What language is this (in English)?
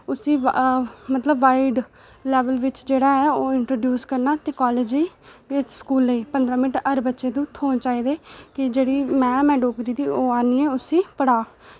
Dogri